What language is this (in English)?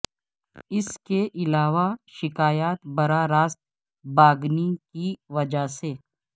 Urdu